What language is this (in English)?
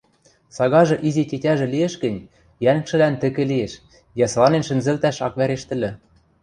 Western Mari